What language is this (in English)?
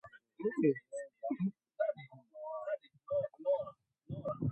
Swahili